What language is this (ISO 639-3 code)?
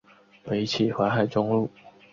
zho